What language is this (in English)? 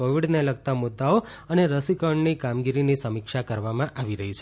Gujarati